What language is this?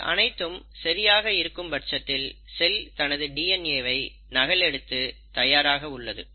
Tamil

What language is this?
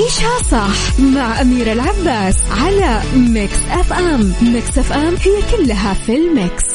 Arabic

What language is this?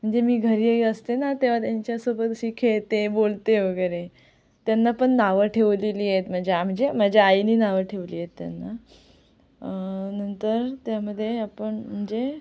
Marathi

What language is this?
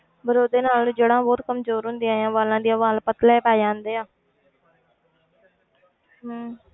Punjabi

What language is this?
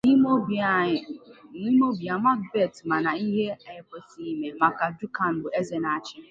Igbo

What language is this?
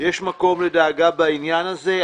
Hebrew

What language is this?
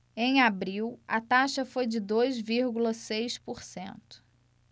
Portuguese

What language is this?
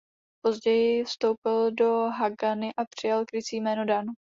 Czech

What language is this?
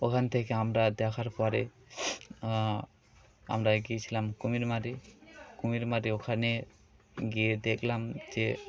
Bangla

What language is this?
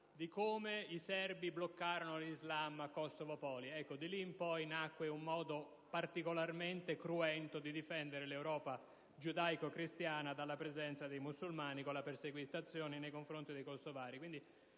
Italian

